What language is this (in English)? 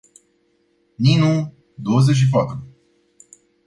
Romanian